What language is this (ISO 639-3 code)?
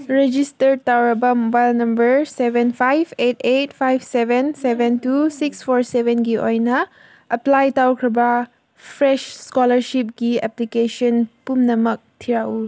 mni